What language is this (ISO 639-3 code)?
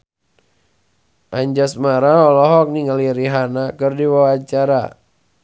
sun